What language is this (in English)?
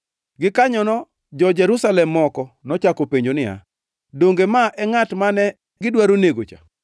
Luo (Kenya and Tanzania)